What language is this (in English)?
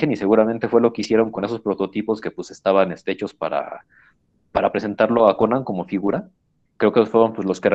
Spanish